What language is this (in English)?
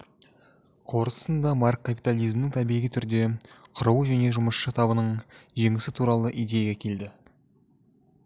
Kazakh